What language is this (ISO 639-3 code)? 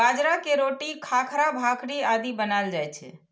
mai